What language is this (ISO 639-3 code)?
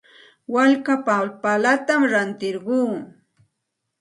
qxt